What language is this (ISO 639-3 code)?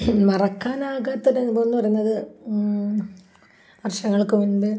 mal